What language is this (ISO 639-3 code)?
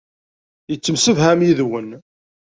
kab